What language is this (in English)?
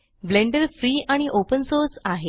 Marathi